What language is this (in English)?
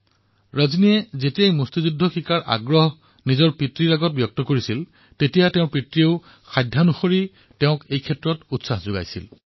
Assamese